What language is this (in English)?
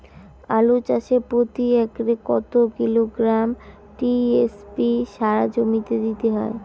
Bangla